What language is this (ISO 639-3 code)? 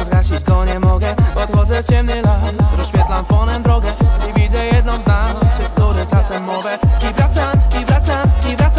pol